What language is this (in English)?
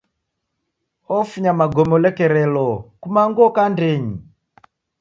Taita